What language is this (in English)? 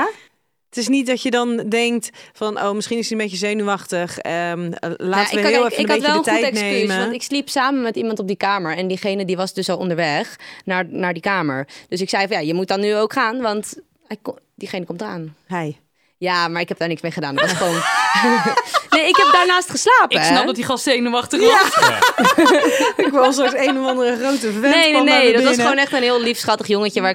Dutch